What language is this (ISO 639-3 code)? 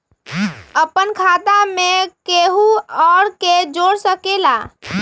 mag